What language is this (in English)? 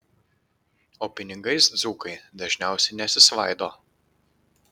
Lithuanian